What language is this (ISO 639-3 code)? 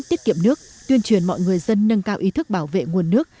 vie